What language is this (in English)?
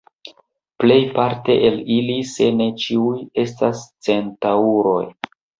Esperanto